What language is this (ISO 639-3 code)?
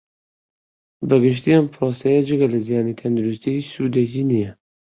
ckb